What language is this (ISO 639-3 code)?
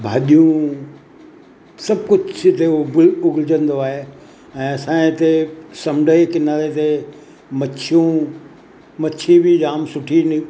snd